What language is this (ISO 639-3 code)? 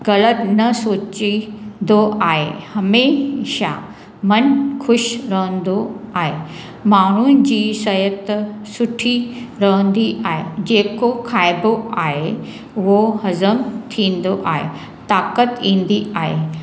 snd